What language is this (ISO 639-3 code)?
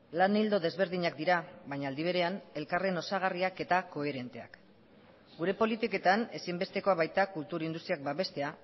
eus